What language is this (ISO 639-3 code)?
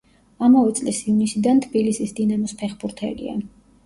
kat